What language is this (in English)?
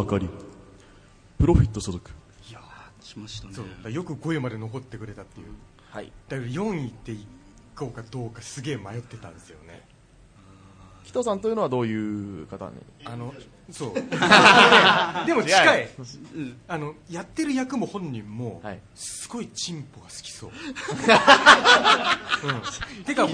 Japanese